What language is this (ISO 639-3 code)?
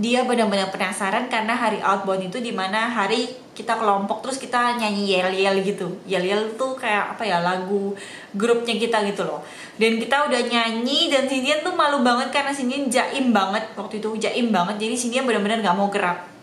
ind